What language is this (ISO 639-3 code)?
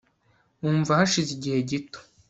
kin